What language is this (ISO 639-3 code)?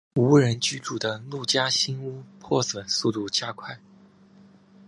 zho